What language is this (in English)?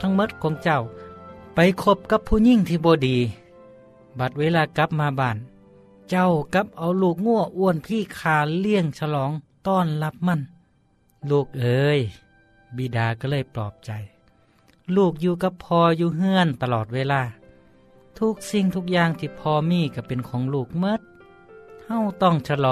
Thai